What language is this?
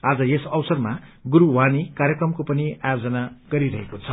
Nepali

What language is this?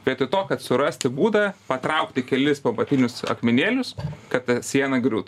Lithuanian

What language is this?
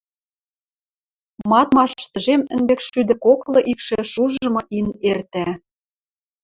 Western Mari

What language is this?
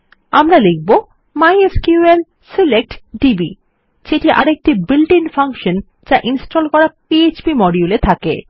Bangla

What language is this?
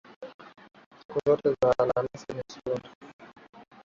Swahili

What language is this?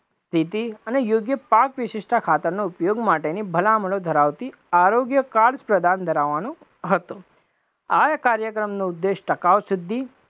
Gujarati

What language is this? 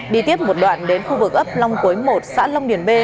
Vietnamese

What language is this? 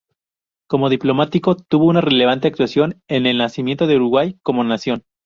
Spanish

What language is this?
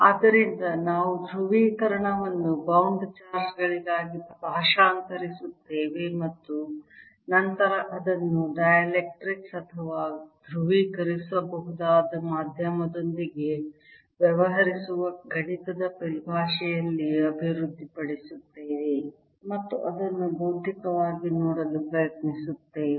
Kannada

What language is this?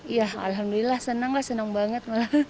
Indonesian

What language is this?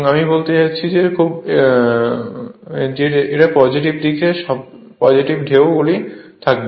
Bangla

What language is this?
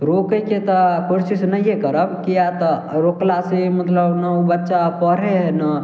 Maithili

